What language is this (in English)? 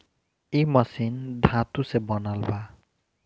Bhojpuri